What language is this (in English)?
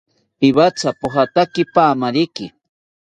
South Ucayali Ashéninka